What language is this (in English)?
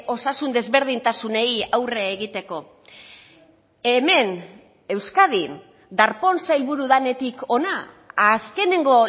Basque